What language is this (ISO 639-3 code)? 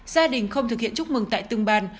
vie